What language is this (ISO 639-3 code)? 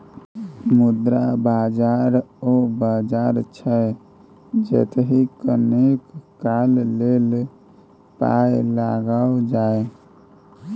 mai